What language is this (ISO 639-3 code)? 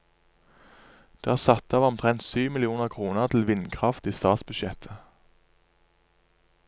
nor